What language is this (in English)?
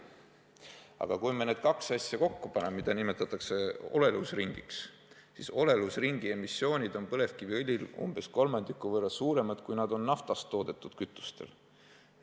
Estonian